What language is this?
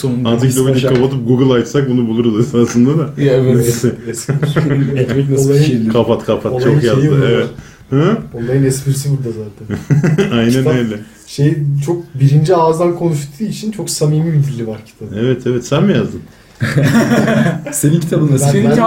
Turkish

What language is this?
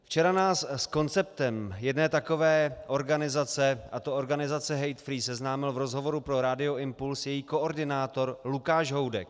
Czech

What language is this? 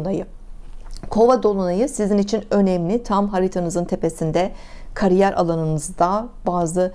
Turkish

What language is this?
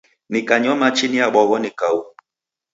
Taita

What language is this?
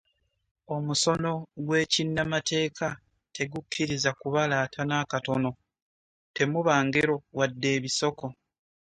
Ganda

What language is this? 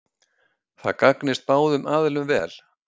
Icelandic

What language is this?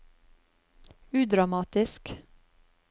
Norwegian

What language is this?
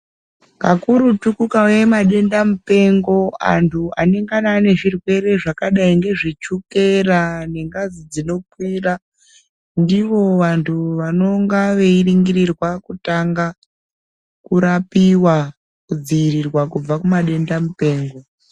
Ndau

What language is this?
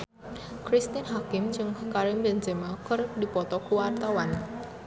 Sundanese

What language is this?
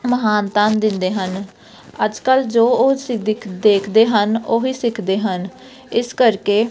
Punjabi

